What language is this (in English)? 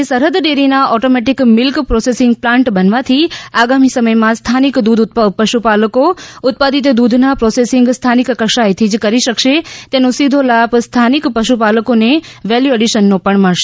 Gujarati